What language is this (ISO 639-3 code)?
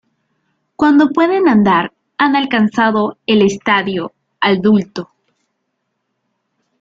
spa